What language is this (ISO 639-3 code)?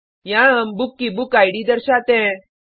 hin